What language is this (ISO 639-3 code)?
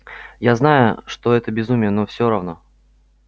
rus